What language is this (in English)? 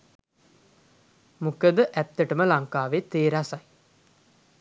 Sinhala